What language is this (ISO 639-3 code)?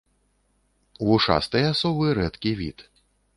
bel